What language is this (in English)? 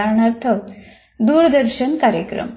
Marathi